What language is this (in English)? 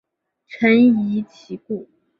Chinese